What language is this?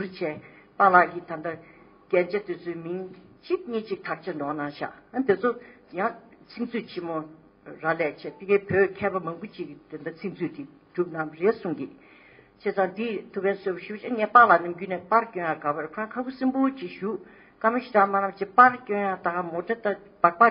Korean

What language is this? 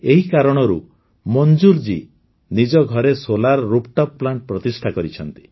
Odia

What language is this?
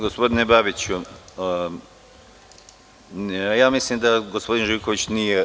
Serbian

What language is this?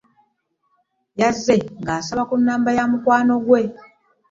Ganda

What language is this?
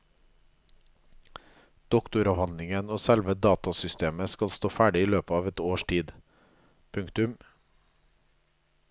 Norwegian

